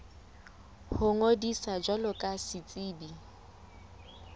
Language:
Southern Sotho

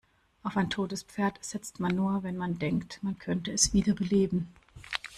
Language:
German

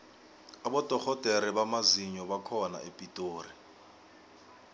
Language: South Ndebele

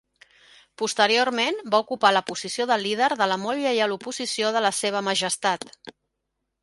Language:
Catalan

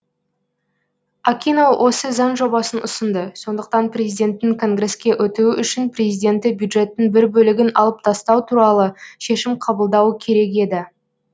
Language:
Kazakh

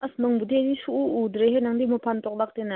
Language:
Manipuri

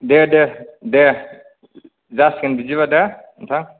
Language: Bodo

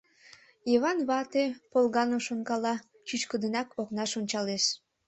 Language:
Mari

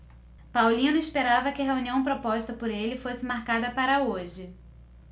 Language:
Portuguese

